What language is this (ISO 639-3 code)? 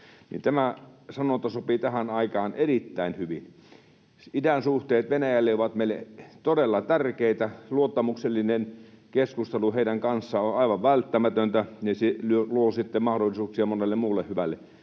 fin